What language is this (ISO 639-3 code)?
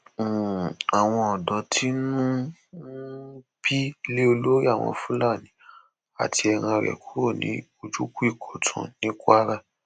yor